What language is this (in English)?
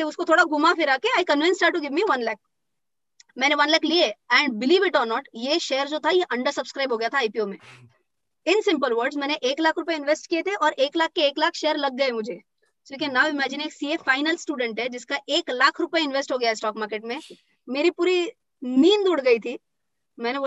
Hindi